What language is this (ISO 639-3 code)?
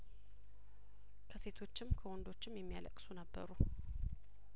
amh